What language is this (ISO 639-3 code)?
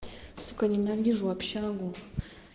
rus